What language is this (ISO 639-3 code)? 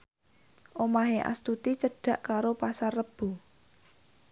jav